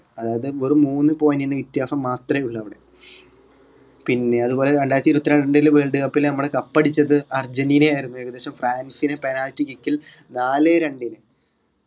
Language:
Malayalam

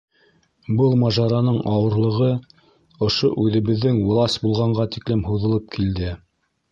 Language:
Bashkir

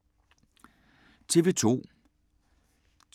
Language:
Danish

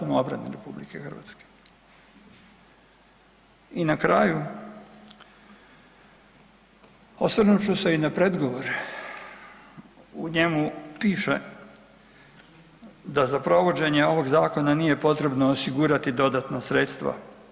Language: Croatian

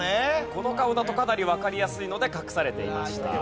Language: Japanese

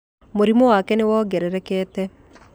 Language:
Kikuyu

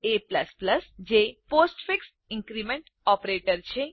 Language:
Gujarati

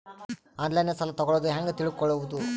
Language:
Kannada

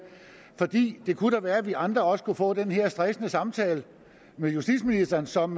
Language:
Danish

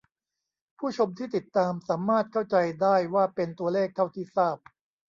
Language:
Thai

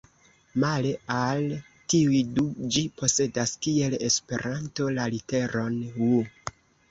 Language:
Esperanto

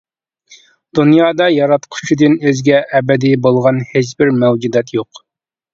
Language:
Uyghur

